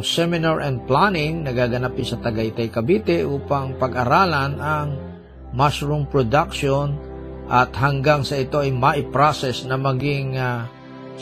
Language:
Filipino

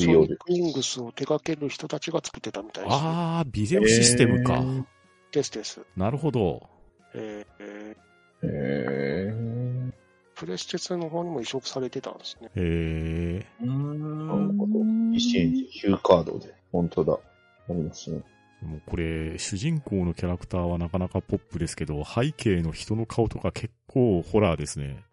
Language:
Japanese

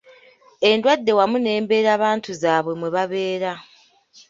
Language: Ganda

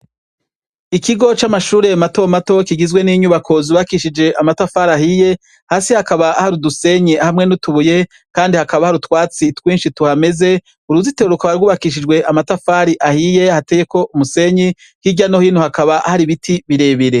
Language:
Rundi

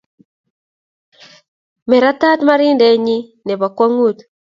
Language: Kalenjin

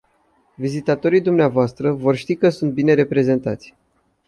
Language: Romanian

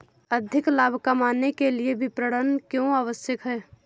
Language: Hindi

